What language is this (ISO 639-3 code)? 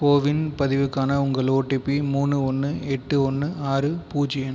tam